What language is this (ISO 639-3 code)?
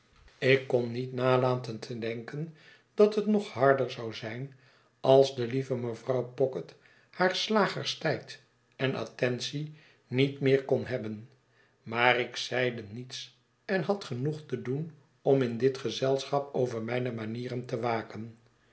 nld